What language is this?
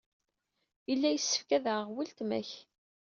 Kabyle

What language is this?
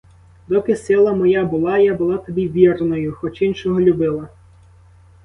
Ukrainian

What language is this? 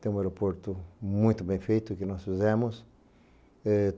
Portuguese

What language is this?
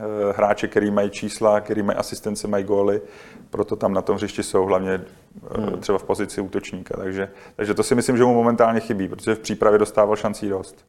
Czech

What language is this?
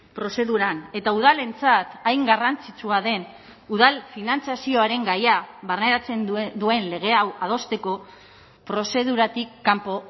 Basque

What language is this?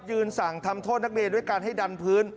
Thai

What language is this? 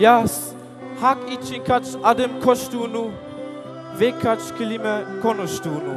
Turkish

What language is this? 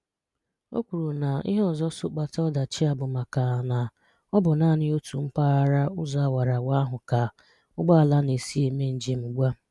Igbo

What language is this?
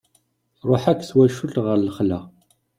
Kabyle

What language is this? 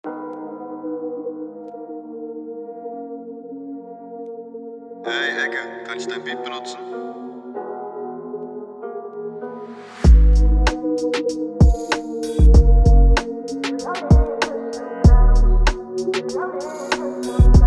Arabic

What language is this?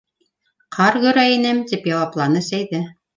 Bashkir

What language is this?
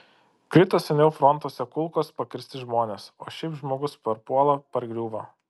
Lithuanian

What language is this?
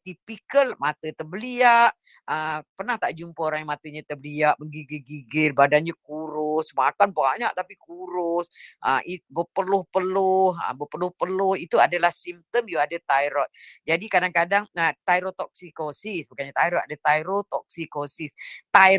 Malay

